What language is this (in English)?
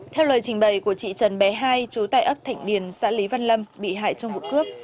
Vietnamese